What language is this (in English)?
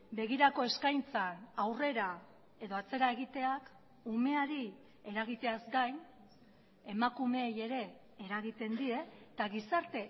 Basque